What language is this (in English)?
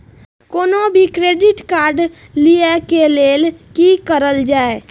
Maithili